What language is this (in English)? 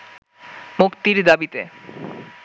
Bangla